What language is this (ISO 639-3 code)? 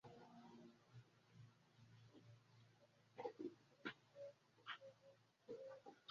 beb